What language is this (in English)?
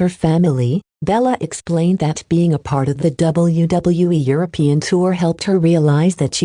English